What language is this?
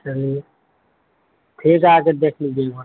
Urdu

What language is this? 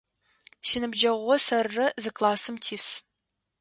Adyghe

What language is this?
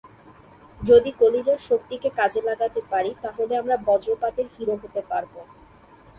Bangla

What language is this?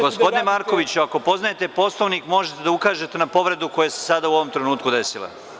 Serbian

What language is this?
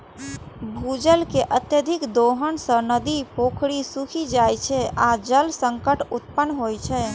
Maithili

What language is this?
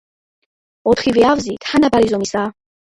Georgian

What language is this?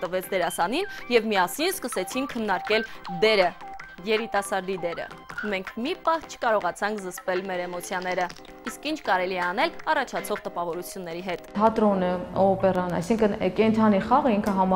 Romanian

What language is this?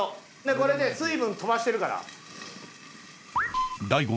Japanese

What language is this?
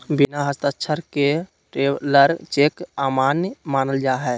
Magahi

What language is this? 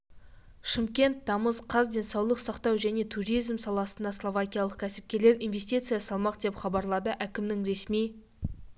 Kazakh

